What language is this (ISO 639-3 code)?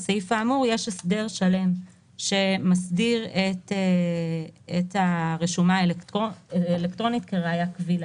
heb